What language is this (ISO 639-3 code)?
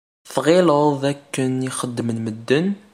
kab